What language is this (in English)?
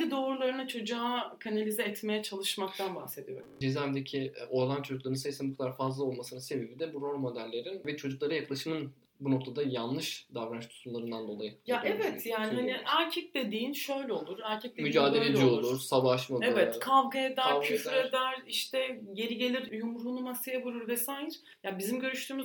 Turkish